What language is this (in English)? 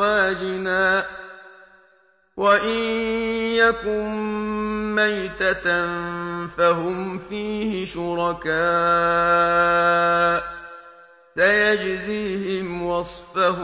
Arabic